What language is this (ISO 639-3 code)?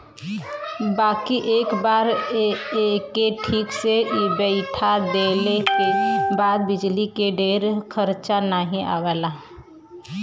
bho